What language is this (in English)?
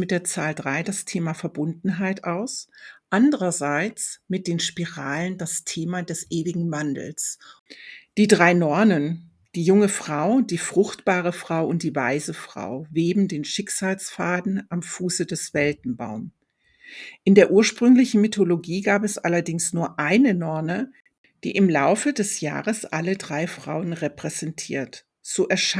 German